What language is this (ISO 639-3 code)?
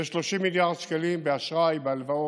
heb